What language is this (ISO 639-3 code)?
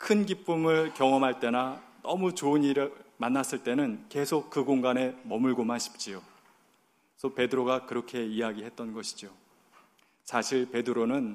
kor